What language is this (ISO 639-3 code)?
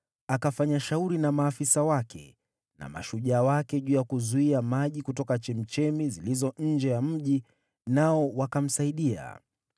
swa